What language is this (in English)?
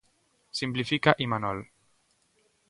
Galician